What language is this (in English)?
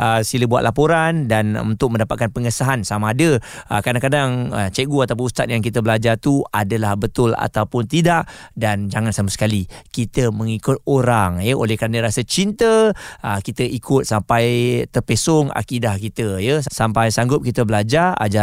Malay